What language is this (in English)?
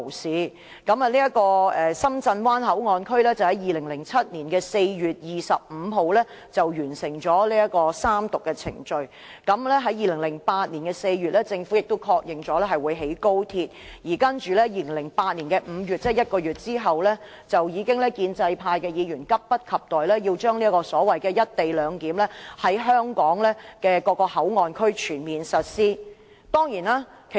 Cantonese